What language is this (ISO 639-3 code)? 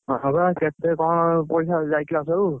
ori